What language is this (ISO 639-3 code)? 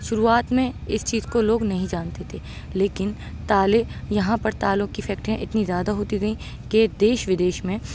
urd